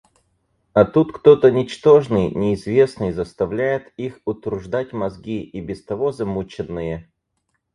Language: Russian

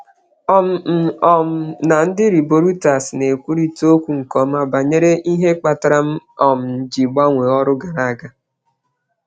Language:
Igbo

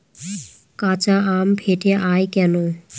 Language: Bangla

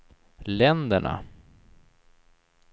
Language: Swedish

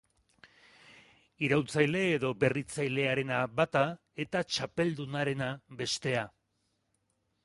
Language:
Basque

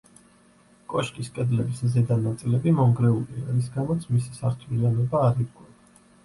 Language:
Georgian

